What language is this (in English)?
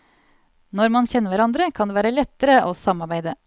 Norwegian